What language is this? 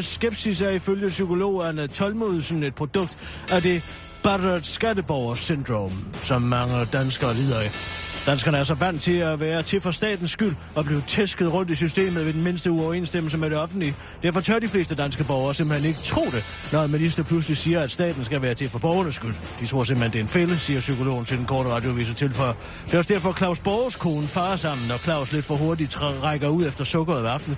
Danish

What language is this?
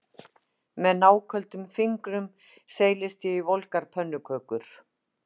Icelandic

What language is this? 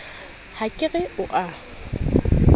Southern Sotho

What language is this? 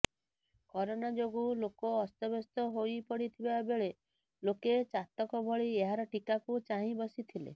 Odia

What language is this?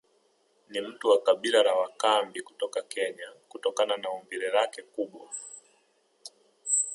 Swahili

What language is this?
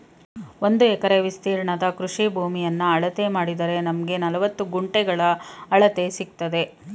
Kannada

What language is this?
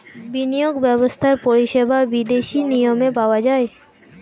Bangla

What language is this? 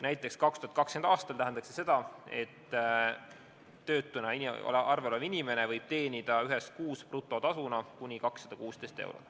Estonian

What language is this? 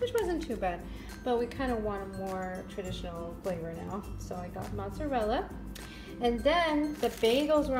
English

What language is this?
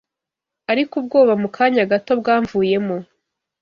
Kinyarwanda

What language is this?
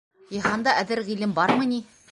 Bashkir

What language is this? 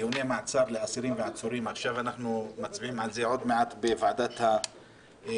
Hebrew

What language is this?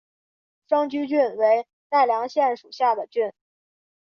Chinese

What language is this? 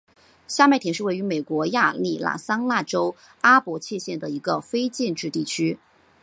Chinese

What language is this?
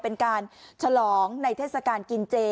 Thai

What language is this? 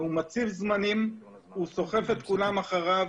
Hebrew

